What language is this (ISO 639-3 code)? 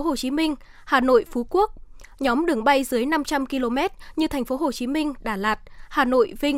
vie